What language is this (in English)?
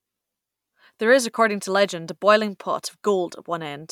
English